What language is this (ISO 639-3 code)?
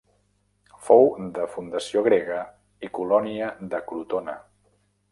cat